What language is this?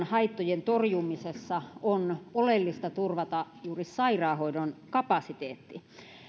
Finnish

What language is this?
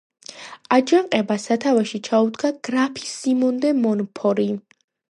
Georgian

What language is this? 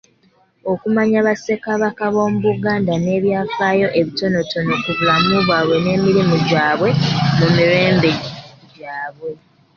Ganda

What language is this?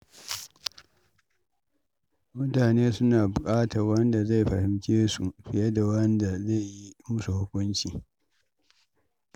Hausa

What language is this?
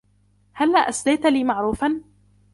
Arabic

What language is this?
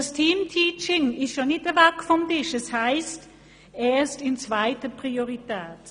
Swiss German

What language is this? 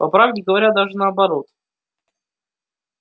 Russian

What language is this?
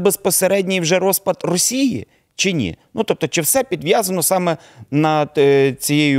Ukrainian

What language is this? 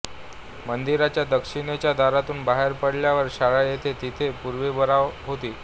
Marathi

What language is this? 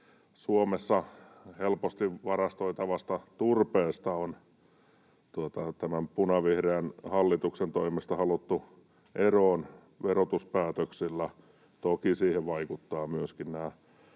Finnish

